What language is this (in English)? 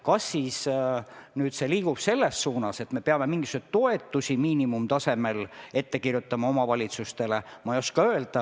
Estonian